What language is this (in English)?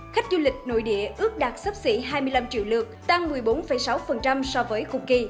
Vietnamese